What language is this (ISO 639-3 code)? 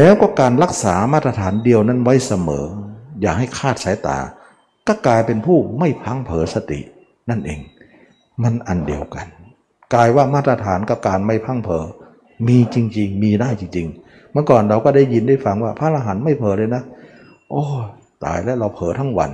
tha